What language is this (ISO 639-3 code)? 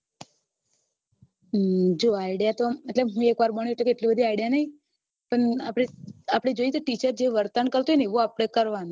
guj